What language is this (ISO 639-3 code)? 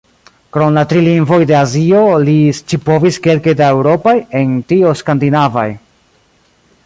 epo